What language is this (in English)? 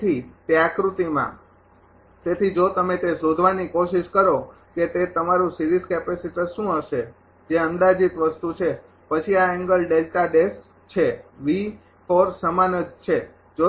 Gujarati